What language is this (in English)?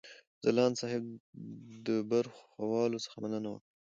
Pashto